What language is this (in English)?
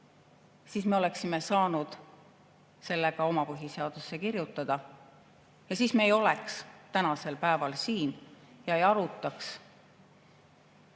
Estonian